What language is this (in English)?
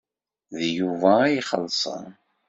Kabyle